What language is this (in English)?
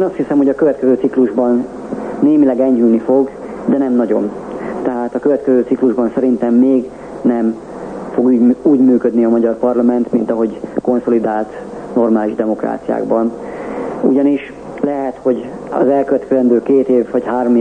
Hungarian